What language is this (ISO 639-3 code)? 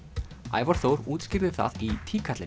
isl